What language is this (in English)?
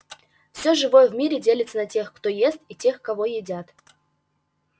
Russian